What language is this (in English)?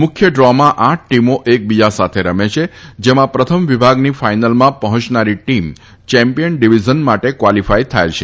Gujarati